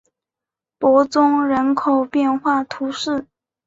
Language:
Chinese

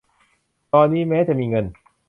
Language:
Thai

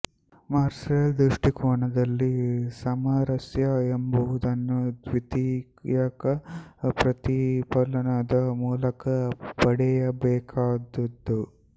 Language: Kannada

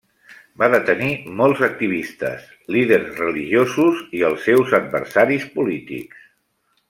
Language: Catalan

